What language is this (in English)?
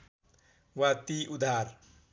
Nepali